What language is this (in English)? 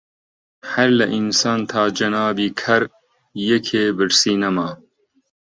Central Kurdish